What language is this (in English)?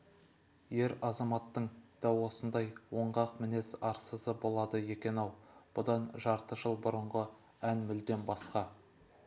Kazakh